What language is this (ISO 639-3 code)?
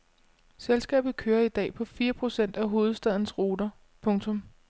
dan